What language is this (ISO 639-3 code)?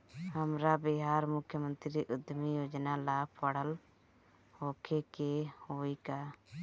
bho